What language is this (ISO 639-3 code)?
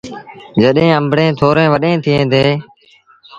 sbn